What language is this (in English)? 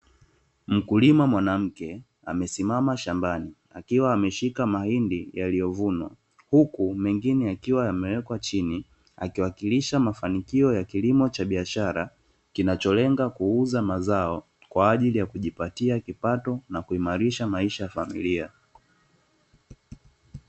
Swahili